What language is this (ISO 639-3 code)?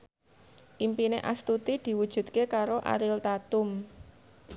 jav